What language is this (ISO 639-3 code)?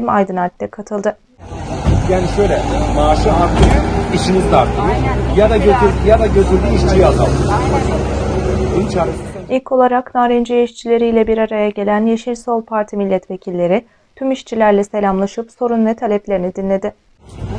tur